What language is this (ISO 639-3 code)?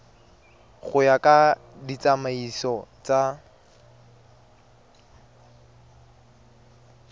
tsn